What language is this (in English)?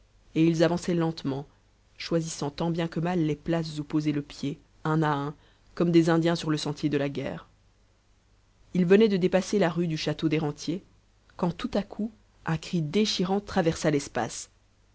French